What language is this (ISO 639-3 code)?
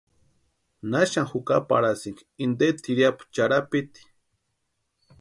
pua